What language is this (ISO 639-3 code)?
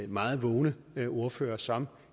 dan